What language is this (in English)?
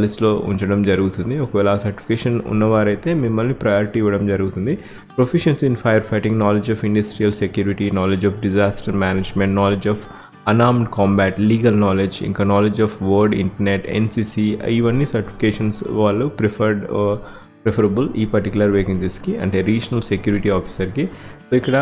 Telugu